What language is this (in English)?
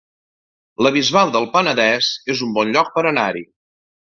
Catalan